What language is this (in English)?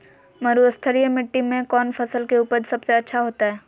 Magahi